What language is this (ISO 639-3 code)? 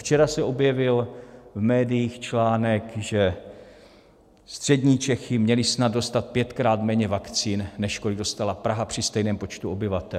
ces